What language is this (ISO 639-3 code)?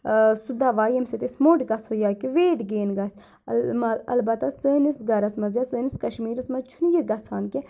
kas